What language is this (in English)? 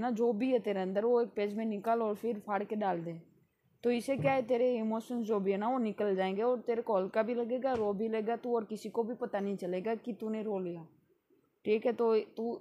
Hindi